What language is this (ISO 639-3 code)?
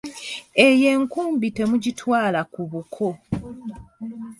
lug